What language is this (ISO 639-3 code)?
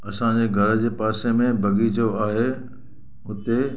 snd